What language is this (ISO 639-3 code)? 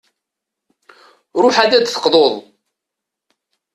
kab